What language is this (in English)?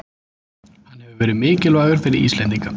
Icelandic